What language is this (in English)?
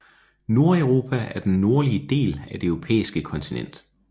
Danish